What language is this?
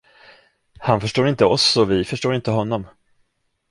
Swedish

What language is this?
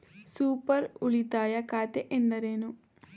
Kannada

